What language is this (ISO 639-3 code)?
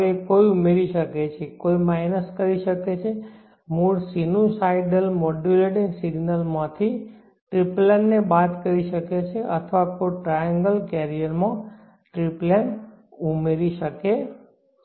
guj